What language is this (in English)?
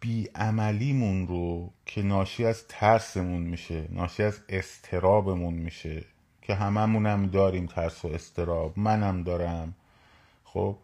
Persian